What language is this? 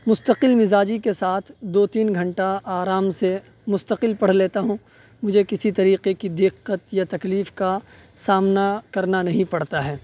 Urdu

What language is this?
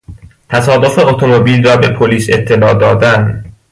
Persian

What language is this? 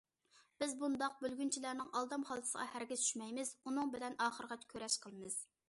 Uyghur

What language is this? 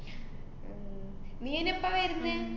Malayalam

